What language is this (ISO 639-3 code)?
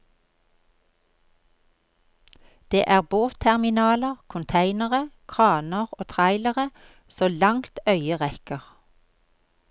nor